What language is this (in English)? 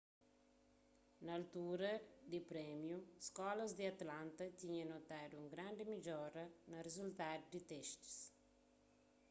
Kabuverdianu